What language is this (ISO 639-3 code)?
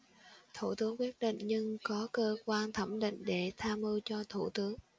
vie